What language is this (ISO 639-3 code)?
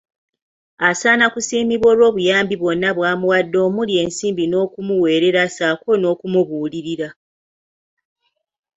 lug